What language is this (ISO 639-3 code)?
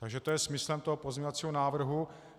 ces